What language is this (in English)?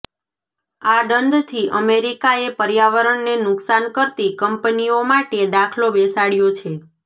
Gujarati